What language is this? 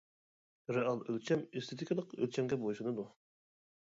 Uyghur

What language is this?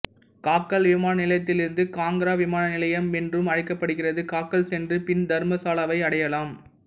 Tamil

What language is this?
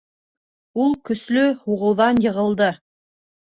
Bashkir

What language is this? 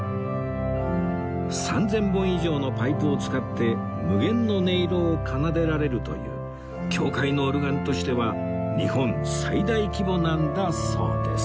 Japanese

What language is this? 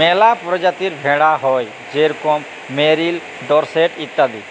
Bangla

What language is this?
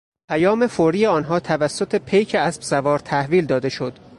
Persian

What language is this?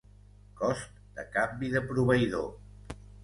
Catalan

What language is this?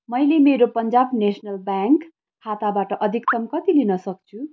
Nepali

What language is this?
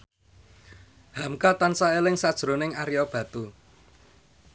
Javanese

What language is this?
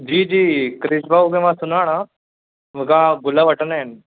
Sindhi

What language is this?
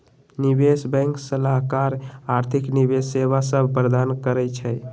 Magahi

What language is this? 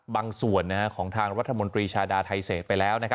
Thai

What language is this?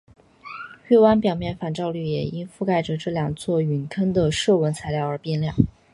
Chinese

